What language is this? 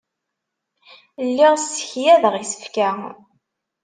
Kabyle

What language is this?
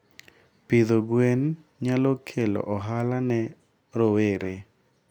Luo (Kenya and Tanzania)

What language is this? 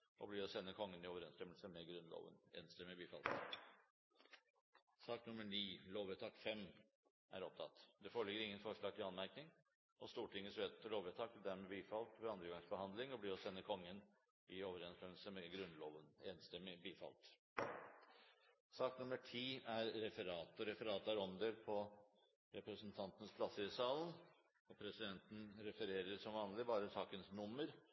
Norwegian Bokmål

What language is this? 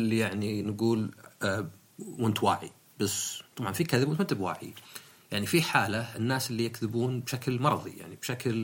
Arabic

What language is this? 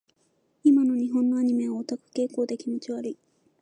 Japanese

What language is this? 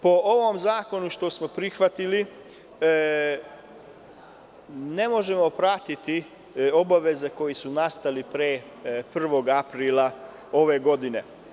Serbian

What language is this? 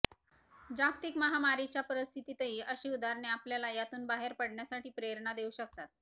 Marathi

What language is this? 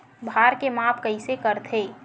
Chhattisgarhi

